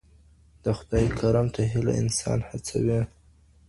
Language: Pashto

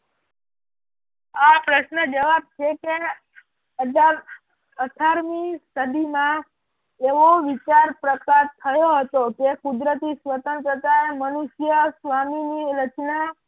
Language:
Gujarati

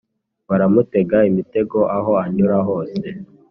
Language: Kinyarwanda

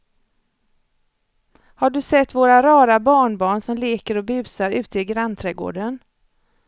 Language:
Swedish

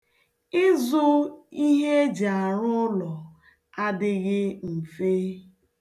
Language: Igbo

